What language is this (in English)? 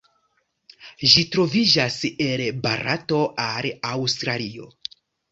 Esperanto